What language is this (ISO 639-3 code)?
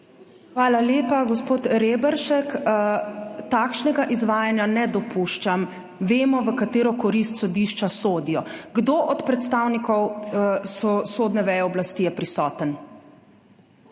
slv